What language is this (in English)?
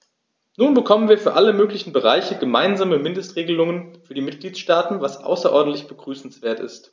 German